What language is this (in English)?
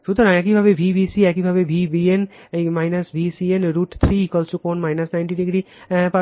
Bangla